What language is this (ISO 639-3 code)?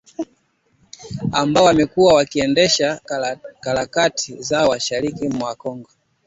swa